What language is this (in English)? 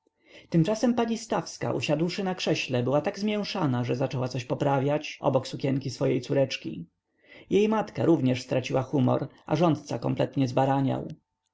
Polish